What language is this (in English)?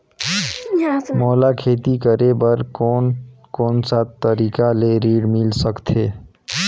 Chhattisgarhi